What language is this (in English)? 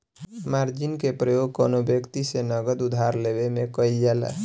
Bhojpuri